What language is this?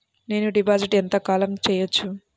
Telugu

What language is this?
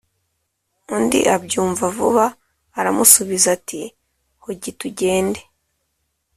Kinyarwanda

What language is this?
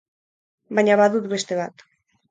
Basque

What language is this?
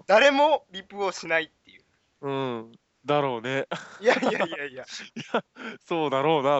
Japanese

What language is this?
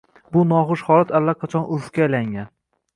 Uzbek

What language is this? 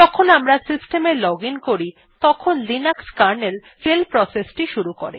Bangla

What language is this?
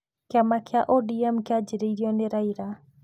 Kikuyu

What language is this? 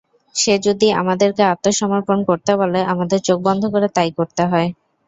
Bangla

